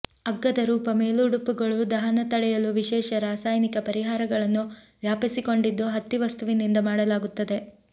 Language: Kannada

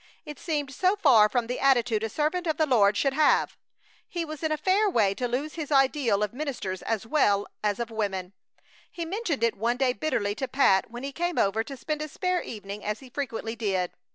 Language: English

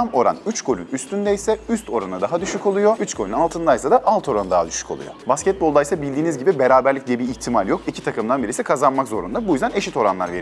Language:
Turkish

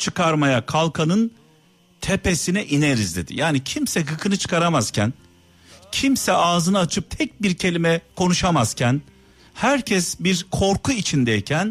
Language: Turkish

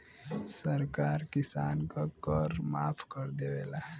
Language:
Bhojpuri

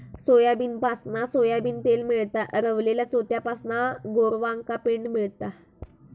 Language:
Marathi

